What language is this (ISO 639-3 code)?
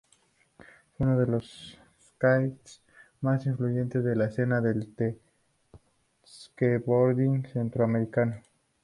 spa